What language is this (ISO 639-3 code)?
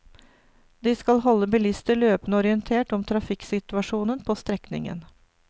nor